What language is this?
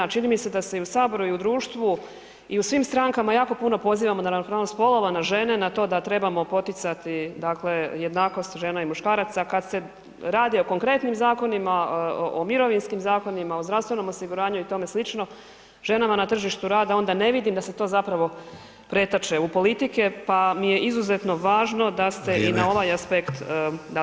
Croatian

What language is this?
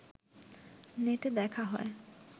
Bangla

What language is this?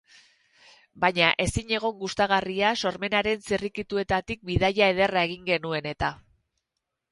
Basque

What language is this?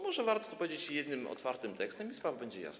Polish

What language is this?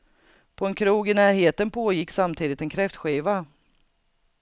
Swedish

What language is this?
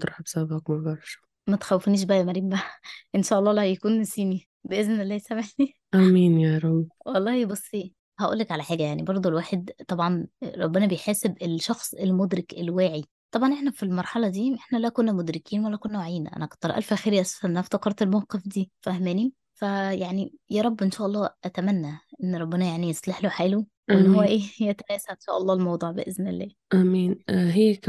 Arabic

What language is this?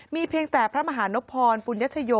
Thai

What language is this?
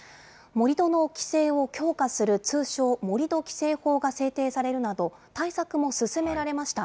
Japanese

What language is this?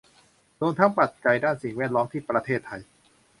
Thai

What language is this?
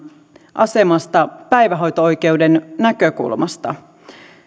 Finnish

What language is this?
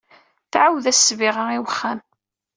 Kabyle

